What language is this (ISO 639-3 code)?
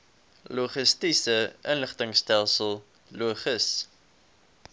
afr